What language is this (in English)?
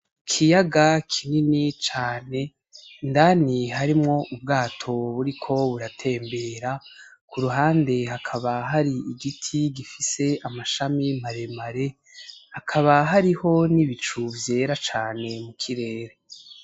Rundi